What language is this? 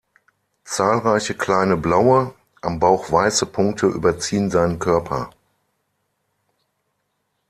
German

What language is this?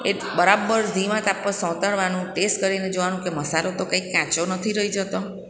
Gujarati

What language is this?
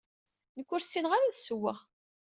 Kabyle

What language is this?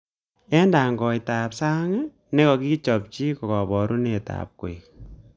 Kalenjin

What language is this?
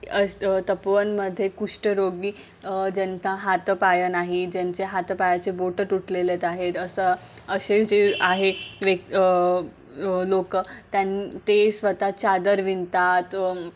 Marathi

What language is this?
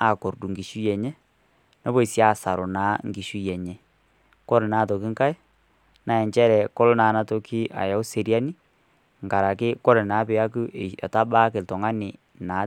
Masai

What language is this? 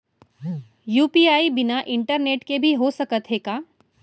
Chhattisgarhi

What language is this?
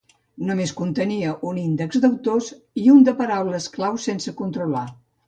Catalan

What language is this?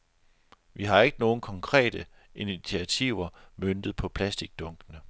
Danish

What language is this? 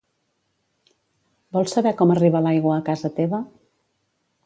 Catalan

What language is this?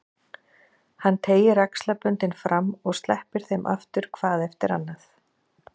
Icelandic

